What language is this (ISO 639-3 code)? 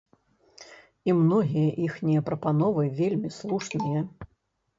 bel